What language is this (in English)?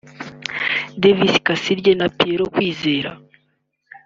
Kinyarwanda